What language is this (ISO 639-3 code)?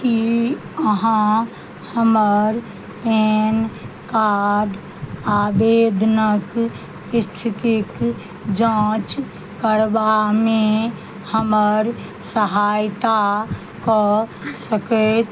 mai